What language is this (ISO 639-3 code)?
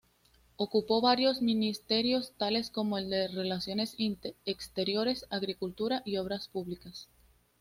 spa